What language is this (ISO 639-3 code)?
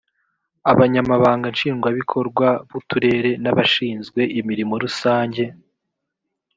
kin